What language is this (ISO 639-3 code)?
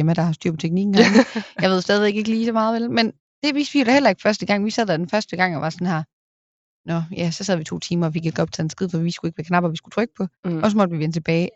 dan